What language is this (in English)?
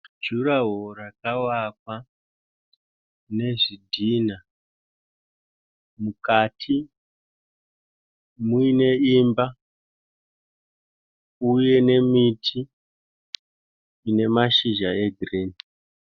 Shona